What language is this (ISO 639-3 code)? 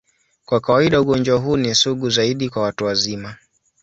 swa